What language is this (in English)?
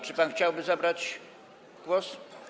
Polish